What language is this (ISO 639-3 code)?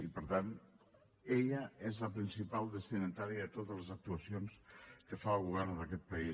cat